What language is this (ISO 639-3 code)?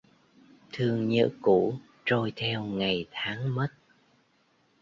vie